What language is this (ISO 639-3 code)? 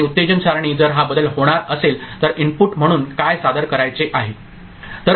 mar